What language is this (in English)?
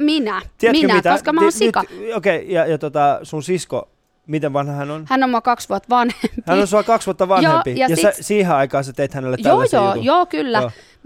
Finnish